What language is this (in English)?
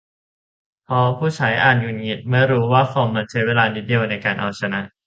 Thai